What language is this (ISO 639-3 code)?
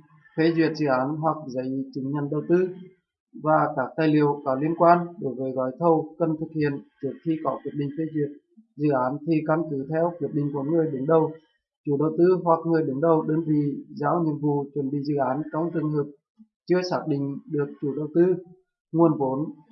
vie